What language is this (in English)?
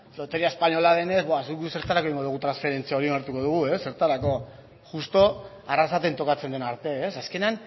Basque